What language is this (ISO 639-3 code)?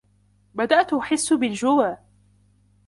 ara